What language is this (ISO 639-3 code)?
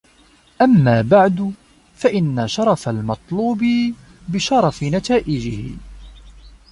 ara